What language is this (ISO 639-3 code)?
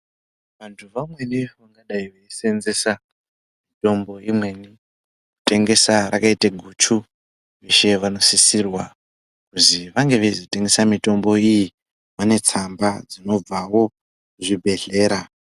ndc